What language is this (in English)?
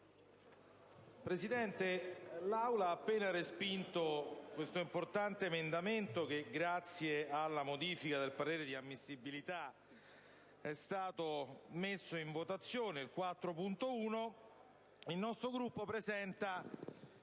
Italian